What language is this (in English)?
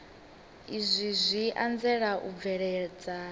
Venda